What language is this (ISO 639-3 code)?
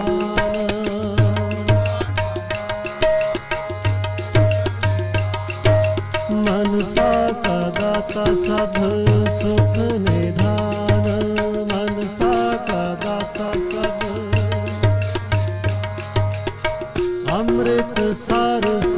pan